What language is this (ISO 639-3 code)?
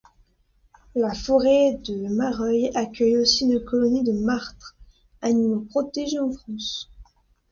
fra